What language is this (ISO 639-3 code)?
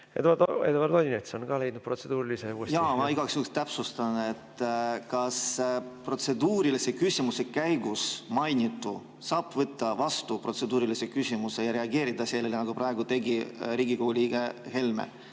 est